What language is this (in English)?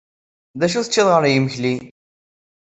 Kabyle